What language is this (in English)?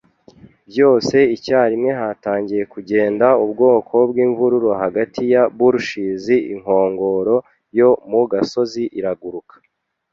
Kinyarwanda